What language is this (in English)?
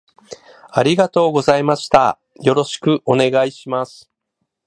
Japanese